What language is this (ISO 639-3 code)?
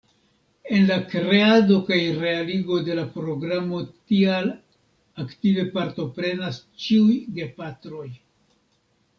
epo